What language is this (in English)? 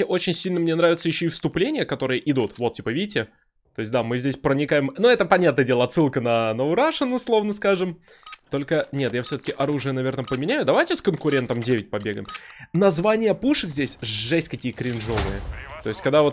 Russian